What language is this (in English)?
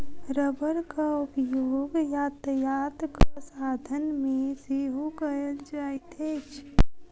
Maithili